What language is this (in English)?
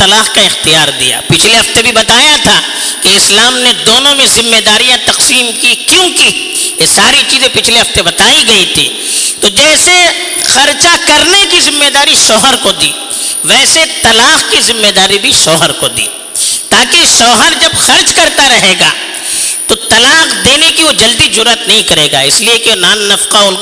Urdu